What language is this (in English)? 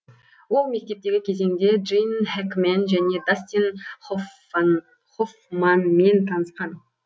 Kazakh